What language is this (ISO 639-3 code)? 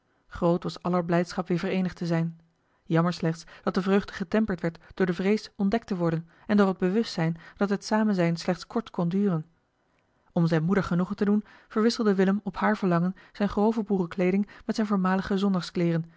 nld